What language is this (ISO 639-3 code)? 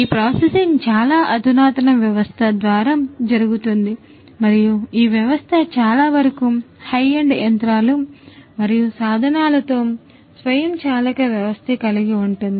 tel